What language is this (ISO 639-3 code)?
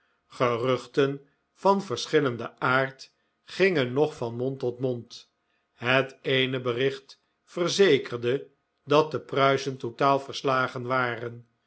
nld